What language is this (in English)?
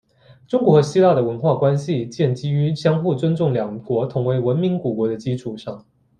Chinese